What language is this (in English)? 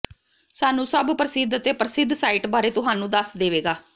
Punjabi